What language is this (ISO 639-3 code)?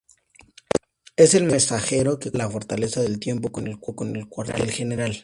spa